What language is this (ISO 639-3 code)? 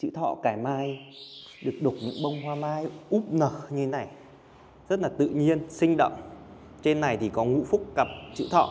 vie